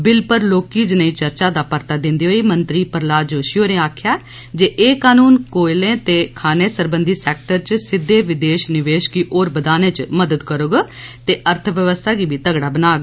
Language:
Dogri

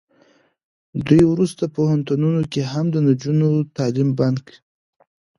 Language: Pashto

